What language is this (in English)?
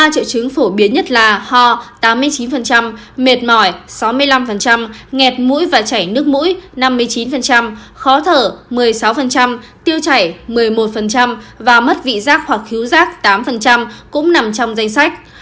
Vietnamese